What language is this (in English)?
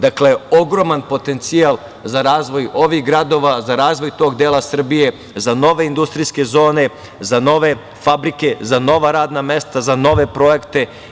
Serbian